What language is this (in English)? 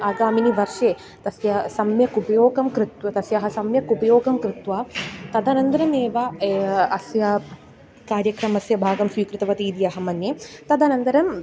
Sanskrit